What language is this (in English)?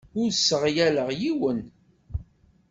Kabyle